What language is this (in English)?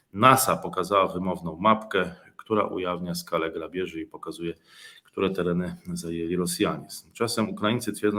Polish